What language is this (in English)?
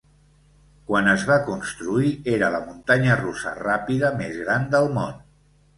Catalan